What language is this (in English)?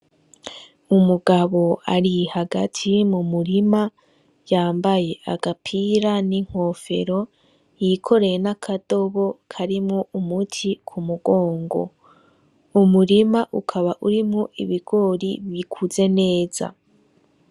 Rundi